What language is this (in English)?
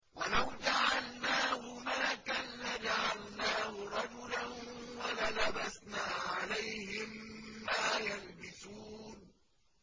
Arabic